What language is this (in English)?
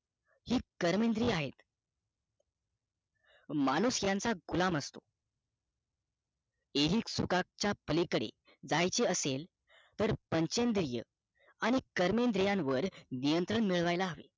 Marathi